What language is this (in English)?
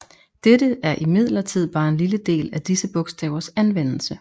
Danish